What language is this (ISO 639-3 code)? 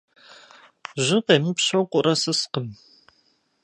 kbd